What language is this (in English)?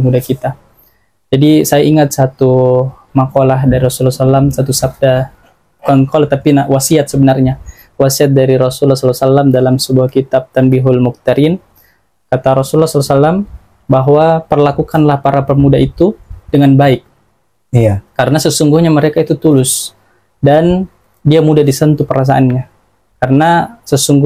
Indonesian